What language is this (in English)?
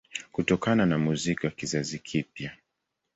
Swahili